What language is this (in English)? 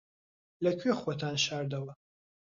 Central Kurdish